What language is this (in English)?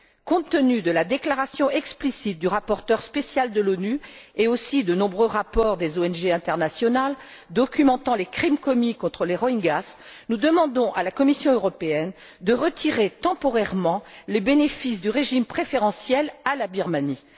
French